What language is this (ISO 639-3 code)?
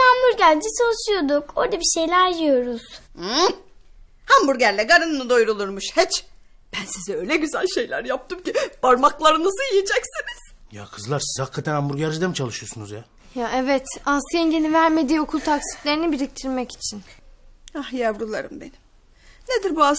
tur